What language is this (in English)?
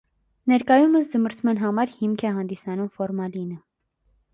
Armenian